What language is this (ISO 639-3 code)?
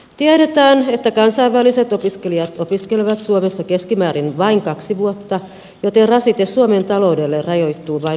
fin